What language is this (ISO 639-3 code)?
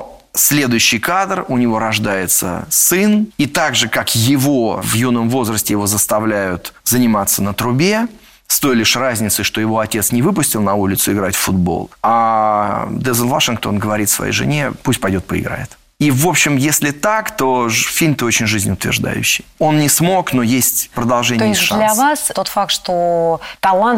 rus